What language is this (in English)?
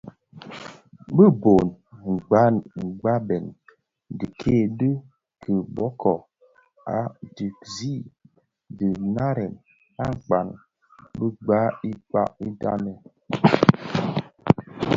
Bafia